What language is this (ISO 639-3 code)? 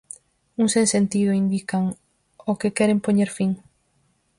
glg